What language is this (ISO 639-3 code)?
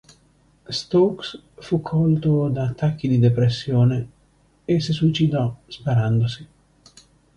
ita